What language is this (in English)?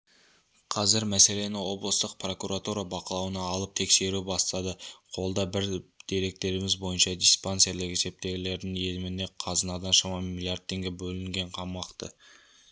Kazakh